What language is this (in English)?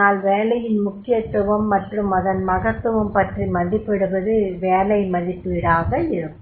Tamil